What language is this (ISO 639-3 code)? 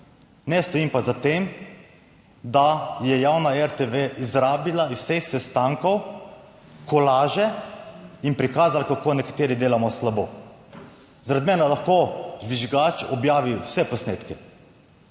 slv